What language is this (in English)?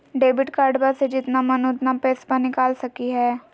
Magahi